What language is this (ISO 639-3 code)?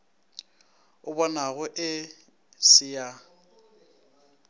nso